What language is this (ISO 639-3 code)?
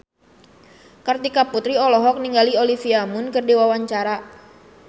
sun